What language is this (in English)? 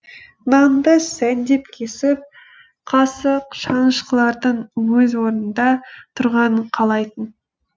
Kazakh